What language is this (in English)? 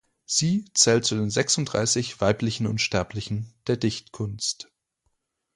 German